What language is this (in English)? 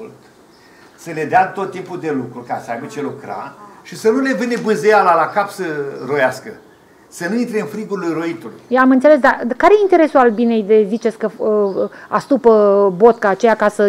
Romanian